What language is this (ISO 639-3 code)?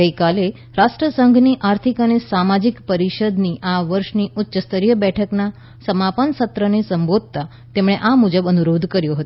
guj